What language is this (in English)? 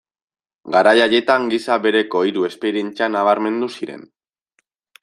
Basque